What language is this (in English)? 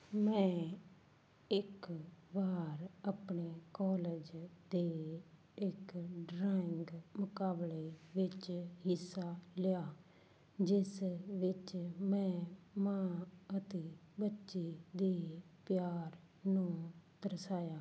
Punjabi